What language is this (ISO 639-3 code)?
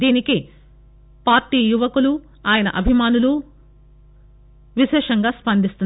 tel